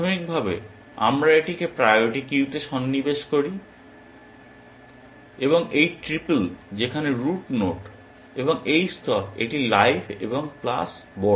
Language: Bangla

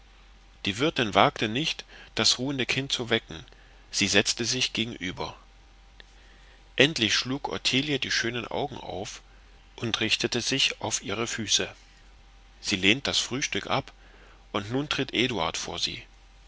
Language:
German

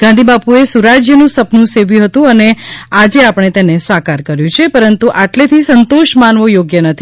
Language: Gujarati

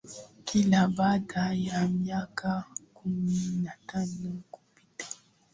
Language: Swahili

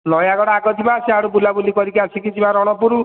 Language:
Odia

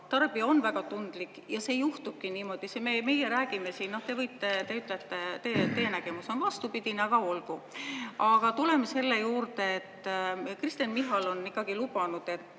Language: Estonian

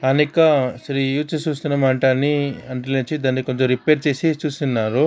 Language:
Telugu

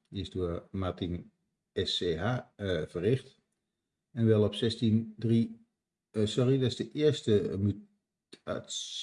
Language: Dutch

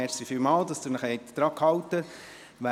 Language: Swiss German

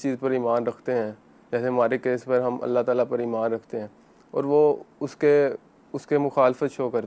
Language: Urdu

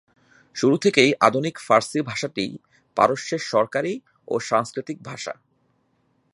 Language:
Bangla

